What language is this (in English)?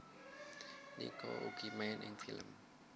Javanese